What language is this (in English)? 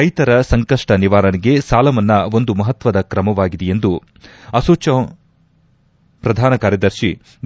Kannada